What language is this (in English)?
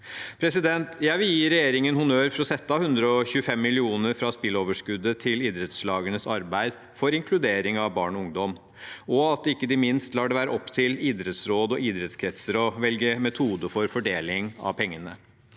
Norwegian